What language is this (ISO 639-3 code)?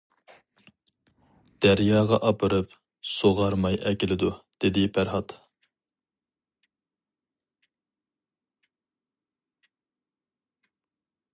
uig